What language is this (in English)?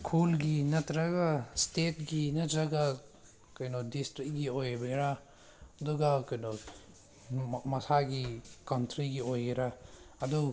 Manipuri